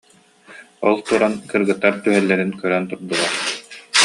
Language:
Yakut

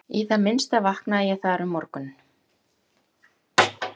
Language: Icelandic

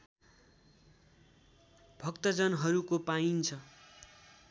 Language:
Nepali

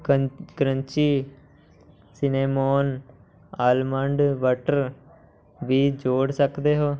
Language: Punjabi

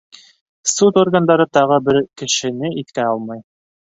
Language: Bashkir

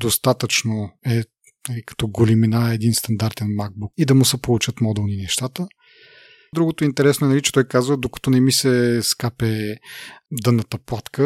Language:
Bulgarian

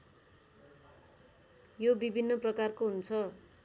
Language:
Nepali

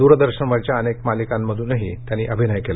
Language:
Marathi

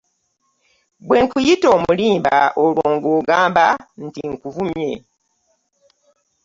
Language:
Ganda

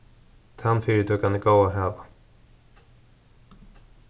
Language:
Faroese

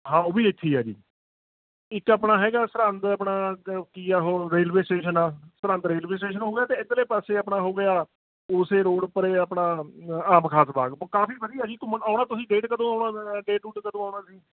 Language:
Punjabi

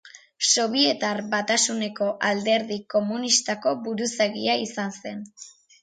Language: Basque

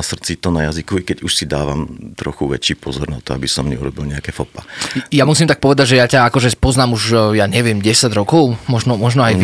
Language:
Slovak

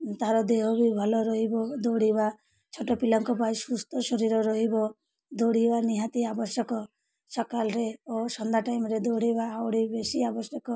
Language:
Odia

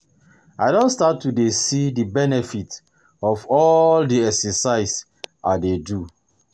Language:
Nigerian Pidgin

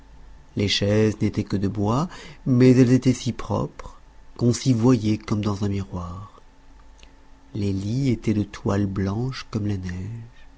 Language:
French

